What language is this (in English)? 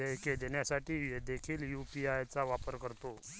Marathi